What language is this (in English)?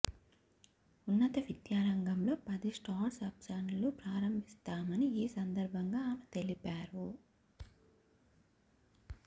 Telugu